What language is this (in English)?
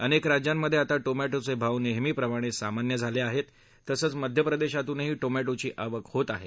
Marathi